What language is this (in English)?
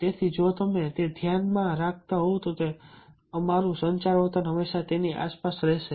Gujarati